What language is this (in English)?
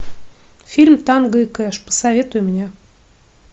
Russian